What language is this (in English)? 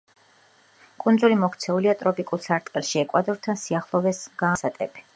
Georgian